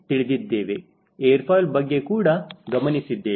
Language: Kannada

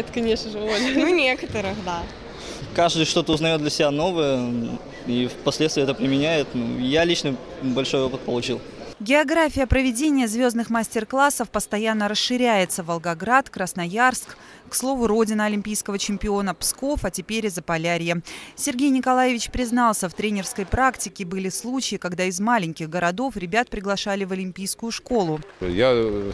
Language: Russian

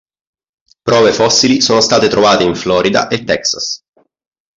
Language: Italian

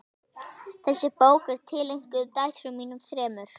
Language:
Icelandic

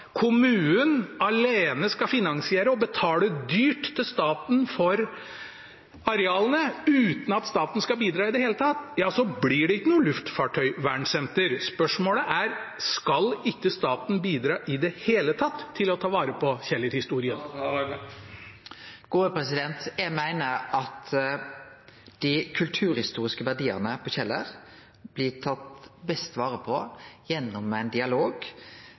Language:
Norwegian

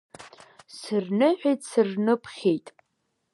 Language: Abkhazian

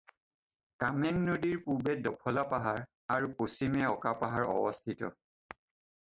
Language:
Assamese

